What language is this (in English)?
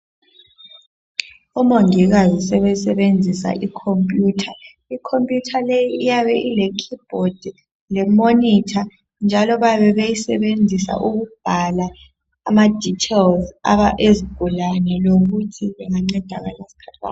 North Ndebele